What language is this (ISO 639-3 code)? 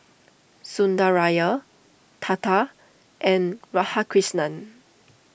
eng